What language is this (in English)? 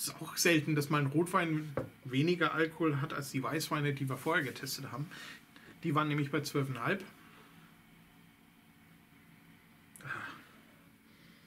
German